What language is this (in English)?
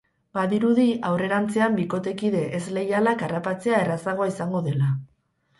Basque